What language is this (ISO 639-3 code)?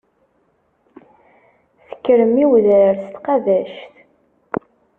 kab